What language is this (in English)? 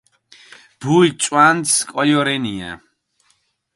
Mingrelian